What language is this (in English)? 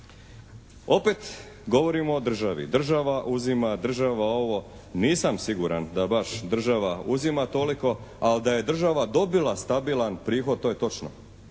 Croatian